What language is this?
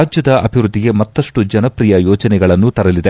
Kannada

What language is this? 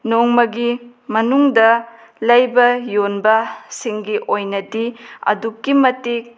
Manipuri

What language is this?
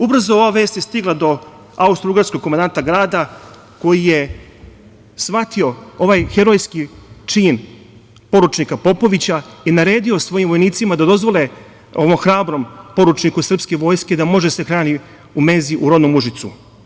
Serbian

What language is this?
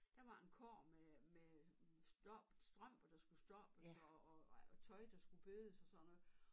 Danish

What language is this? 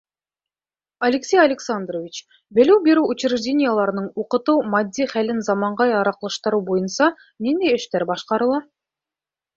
Bashkir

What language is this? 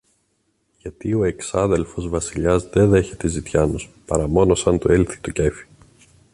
Greek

